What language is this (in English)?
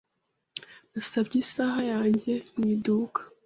Kinyarwanda